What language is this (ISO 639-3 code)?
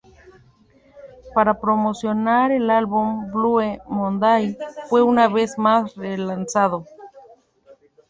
spa